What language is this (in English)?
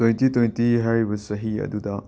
Manipuri